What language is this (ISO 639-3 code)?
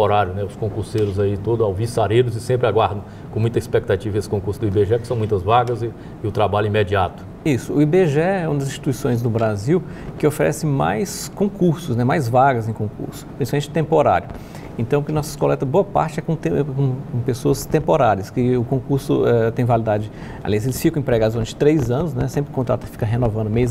por